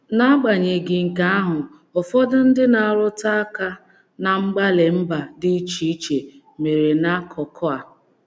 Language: Igbo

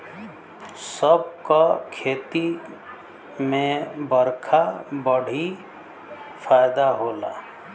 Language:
Bhojpuri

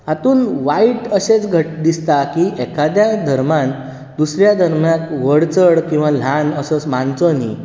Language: Konkani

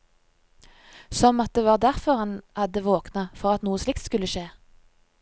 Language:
Norwegian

